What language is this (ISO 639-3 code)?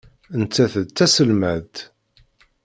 kab